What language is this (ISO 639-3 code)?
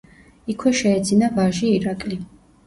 kat